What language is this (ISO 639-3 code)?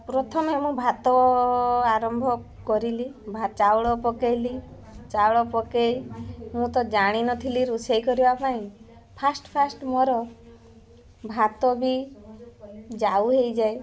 ori